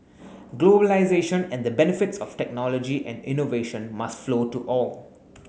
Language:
English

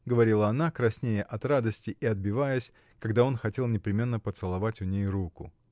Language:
Russian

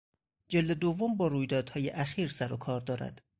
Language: Persian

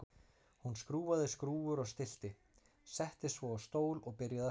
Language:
Icelandic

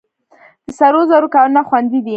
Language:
Pashto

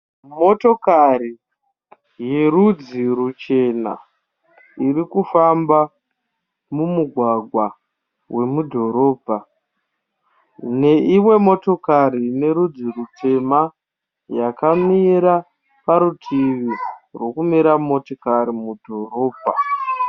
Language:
Shona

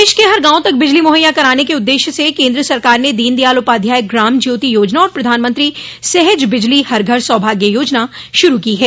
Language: Hindi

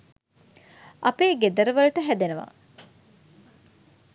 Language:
Sinhala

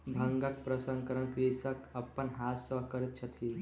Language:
Maithili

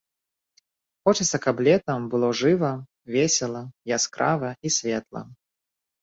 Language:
Belarusian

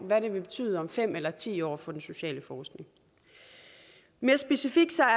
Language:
Danish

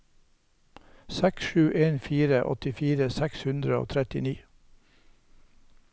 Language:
Norwegian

